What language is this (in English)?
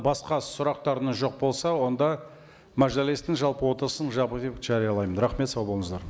Kazakh